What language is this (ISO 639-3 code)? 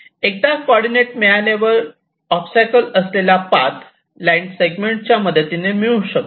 mar